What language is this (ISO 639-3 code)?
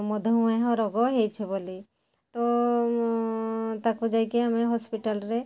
ori